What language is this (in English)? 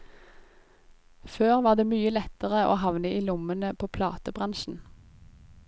Norwegian